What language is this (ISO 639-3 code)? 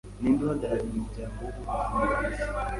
kin